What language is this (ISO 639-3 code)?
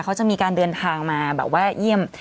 tha